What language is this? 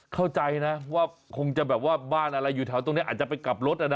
Thai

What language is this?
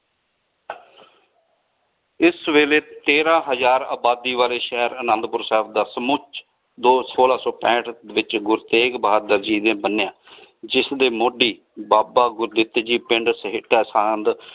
Punjabi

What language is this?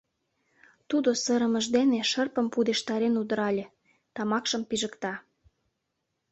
Mari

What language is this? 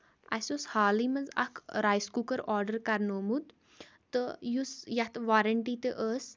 Kashmiri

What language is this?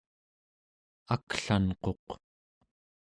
Central Yupik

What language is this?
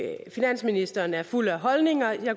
Danish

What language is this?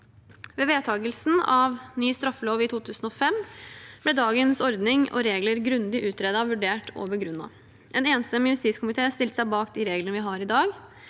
Norwegian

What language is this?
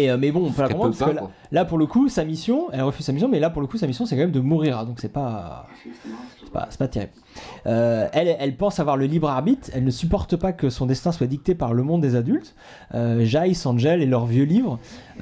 French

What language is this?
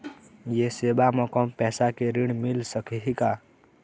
Chhattisgarhi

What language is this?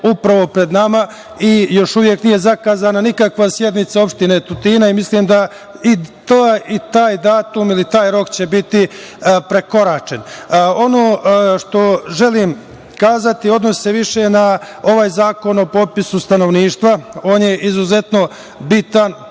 Serbian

